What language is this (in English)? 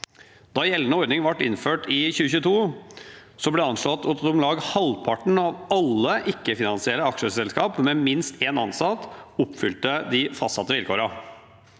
Norwegian